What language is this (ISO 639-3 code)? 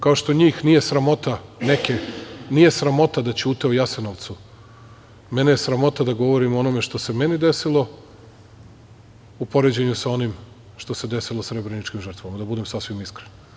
srp